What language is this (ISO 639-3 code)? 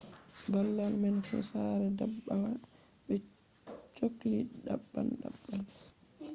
ful